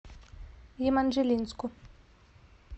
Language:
Russian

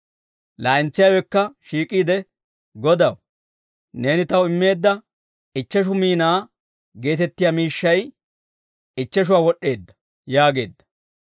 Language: Dawro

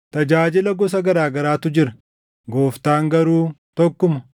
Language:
Oromo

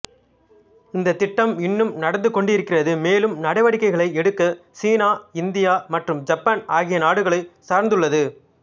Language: Tamil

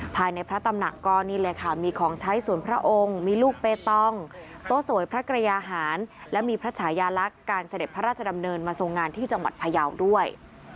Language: Thai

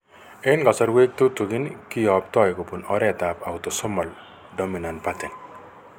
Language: Kalenjin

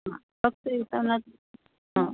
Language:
Marathi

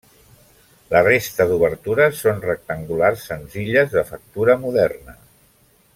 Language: Catalan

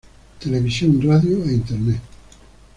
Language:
Spanish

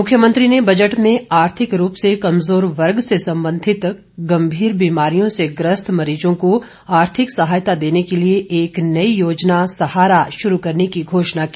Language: Hindi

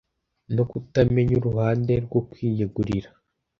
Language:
Kinyarwanda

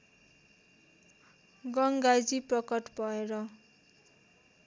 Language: Nepali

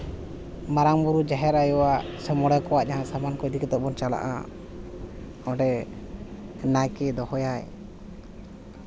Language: Santali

